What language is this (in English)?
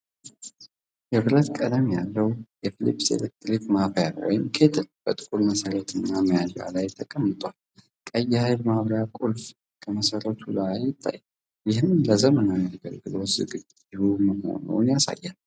Amharic